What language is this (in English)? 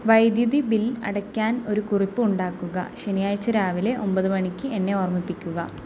Malayalam